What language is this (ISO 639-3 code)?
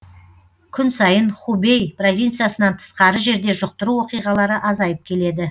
kaz